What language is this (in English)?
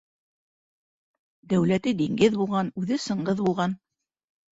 Bashkir